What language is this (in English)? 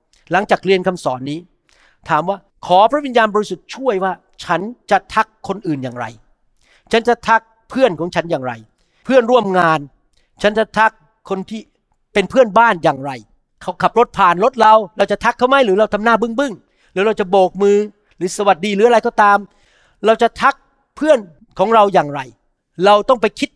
Thai